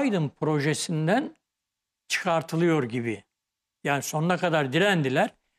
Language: Turkish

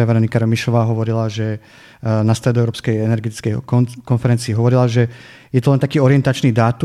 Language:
Slovak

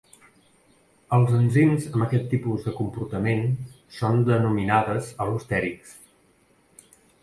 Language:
Catalan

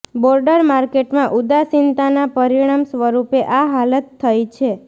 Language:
Gujarati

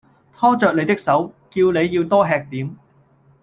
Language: Cantonese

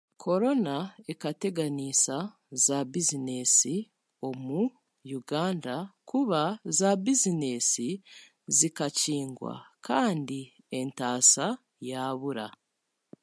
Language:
Chiga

